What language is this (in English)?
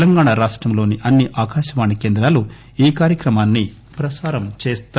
Telugu